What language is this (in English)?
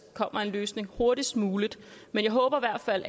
Danish